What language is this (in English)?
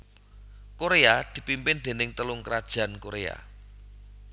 Javanese